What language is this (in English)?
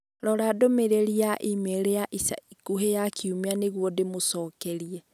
Kikuyu